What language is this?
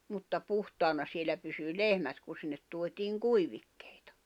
Finnish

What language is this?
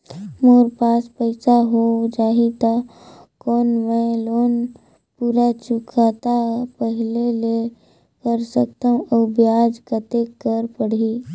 Chhattisgarhi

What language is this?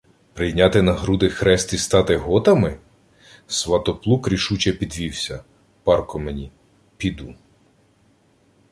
Ukrainian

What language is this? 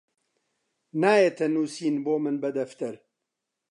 Central Kurdish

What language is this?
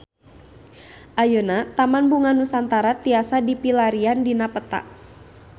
Sundanese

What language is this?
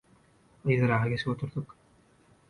Turkmen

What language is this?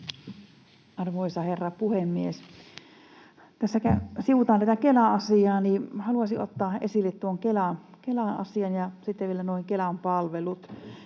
Finnish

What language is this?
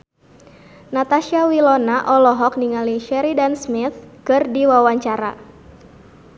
Sundanese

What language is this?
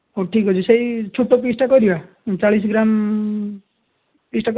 Odia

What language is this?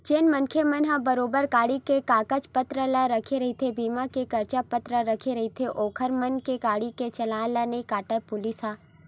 Chhattisgarhi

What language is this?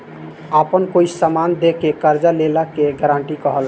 Bhojpuri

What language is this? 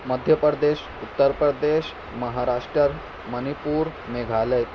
Urdu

